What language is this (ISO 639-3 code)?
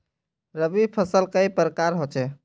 mag